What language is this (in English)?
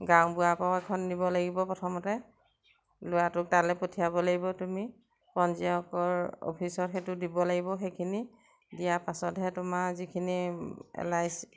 Assamese